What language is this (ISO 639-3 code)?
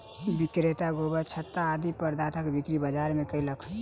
mai